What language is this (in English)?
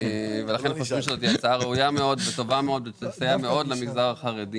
Hebrew